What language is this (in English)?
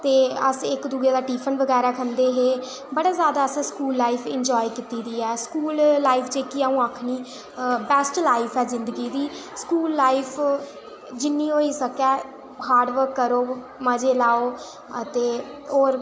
Dogri